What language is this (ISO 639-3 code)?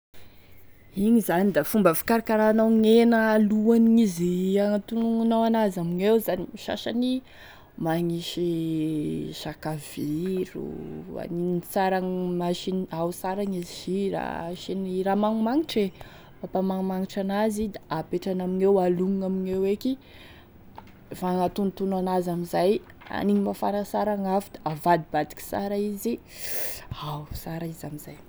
tkg